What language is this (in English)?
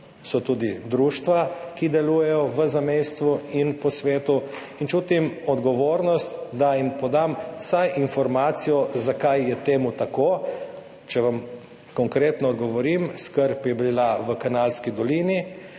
Slovenian